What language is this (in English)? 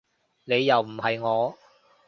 Cantonese